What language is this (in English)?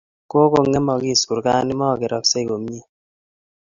Kalenjin